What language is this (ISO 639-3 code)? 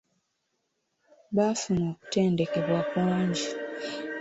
lug